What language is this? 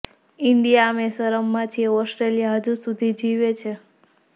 Gujarati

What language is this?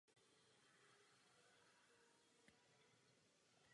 Czech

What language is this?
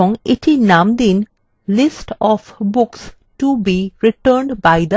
Bangla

